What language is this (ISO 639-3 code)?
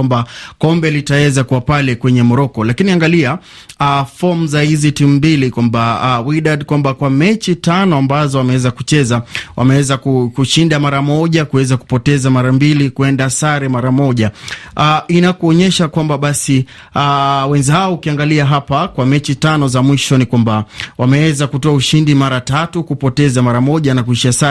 swa